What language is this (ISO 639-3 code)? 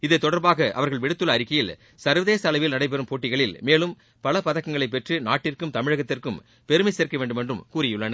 tam